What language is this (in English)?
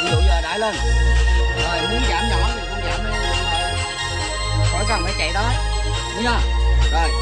Vietnamese